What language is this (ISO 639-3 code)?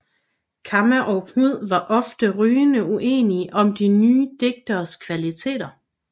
dan